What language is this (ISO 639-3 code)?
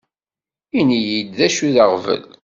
kab